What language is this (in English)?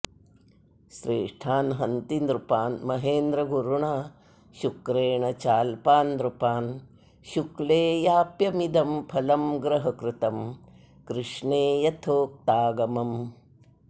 Sanskrit